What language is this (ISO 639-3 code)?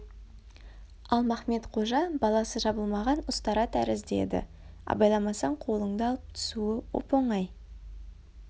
kaz